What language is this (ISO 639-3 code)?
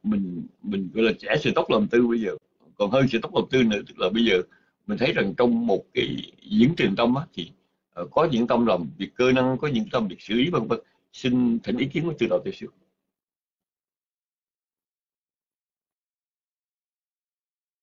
vie